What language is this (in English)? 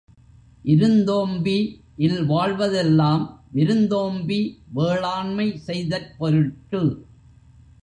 Tamil